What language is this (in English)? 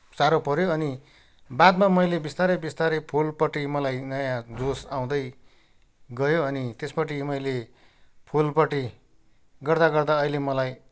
Nepali